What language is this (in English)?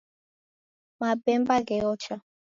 Taita